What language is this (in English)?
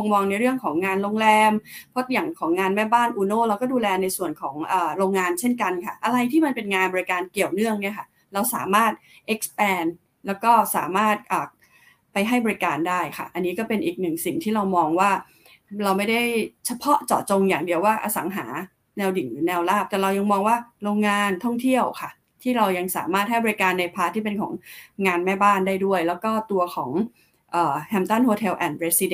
Thai